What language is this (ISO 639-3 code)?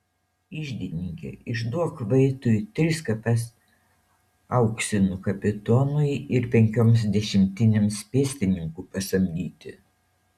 lit